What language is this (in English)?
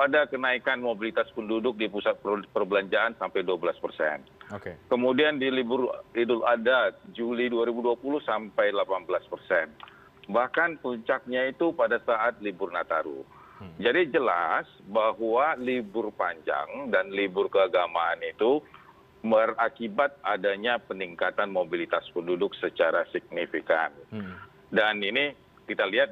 Indonesian